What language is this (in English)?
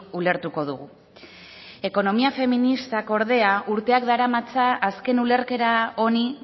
Basque